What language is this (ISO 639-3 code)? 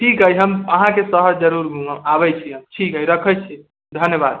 mai